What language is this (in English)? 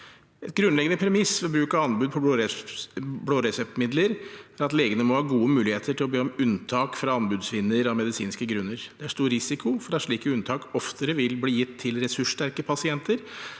Norwegian